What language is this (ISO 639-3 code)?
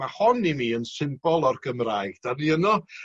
cym